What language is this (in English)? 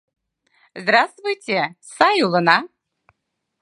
Mari